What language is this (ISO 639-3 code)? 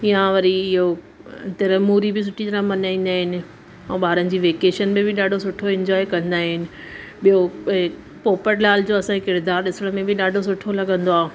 snd